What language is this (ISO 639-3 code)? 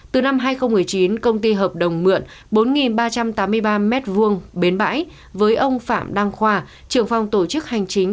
vie